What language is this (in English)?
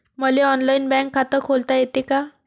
Marathi